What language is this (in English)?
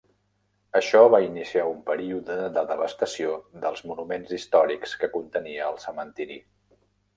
Catalan